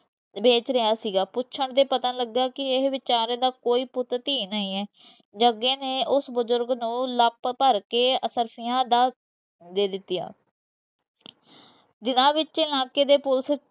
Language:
Punjabi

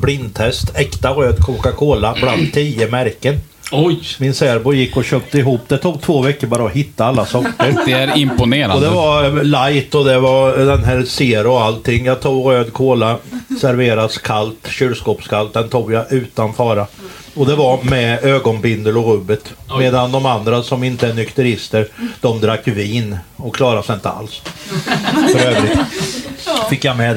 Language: Swedish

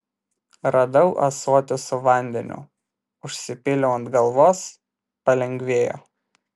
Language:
Lithuanian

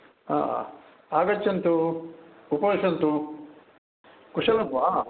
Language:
Sanskrit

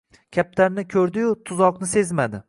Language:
Uzbek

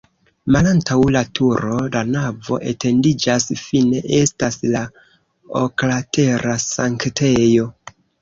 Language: Esperanto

